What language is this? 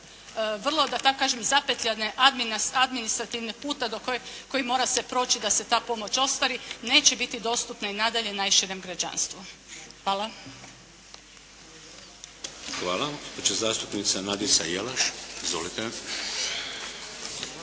Croatian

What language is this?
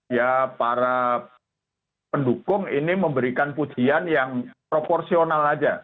Indonesian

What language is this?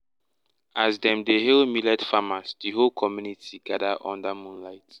Nigerian Pidgin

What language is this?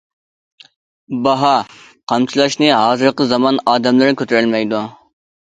Uyghur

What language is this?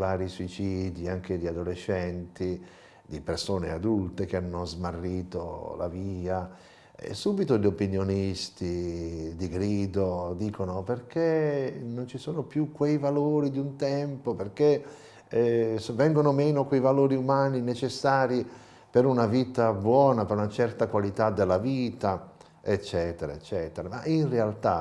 Italian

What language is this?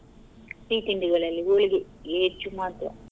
Kannada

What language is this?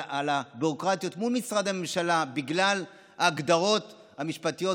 Hebrew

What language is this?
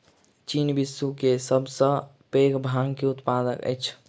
Maithili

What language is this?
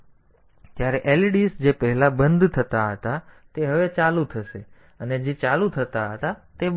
Gujarati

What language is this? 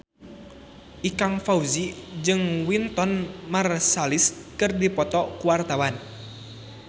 Sundanese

